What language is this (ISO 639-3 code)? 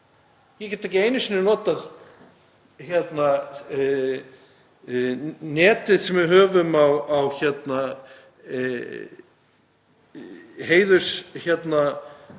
isl